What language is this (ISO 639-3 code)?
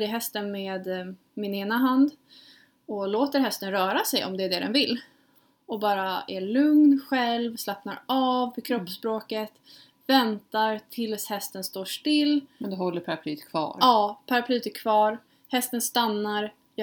swe